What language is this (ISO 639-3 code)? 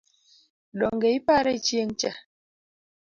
luo